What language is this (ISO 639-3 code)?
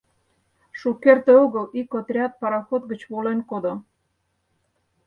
chm